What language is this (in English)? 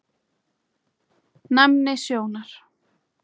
Icelandic